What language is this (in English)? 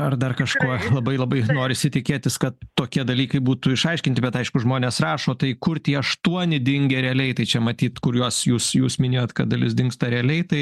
Lithuanian